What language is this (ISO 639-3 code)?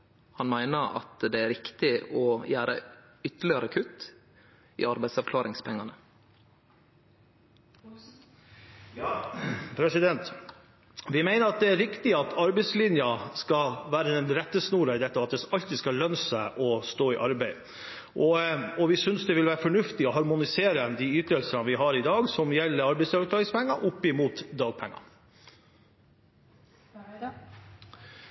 nor